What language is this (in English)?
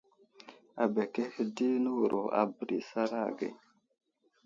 Wuzlam